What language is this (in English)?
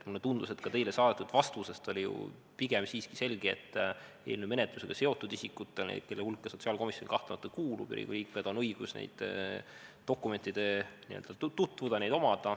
Estonian